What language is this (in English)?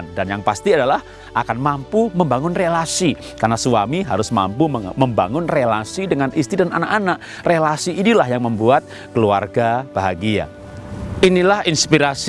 Indonesian